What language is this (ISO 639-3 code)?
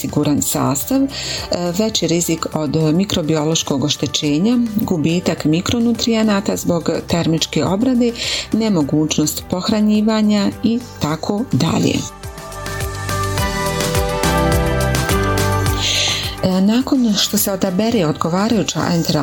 hrv